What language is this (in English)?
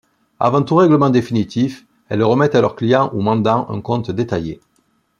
French